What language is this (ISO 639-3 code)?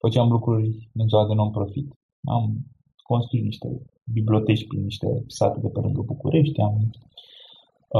ron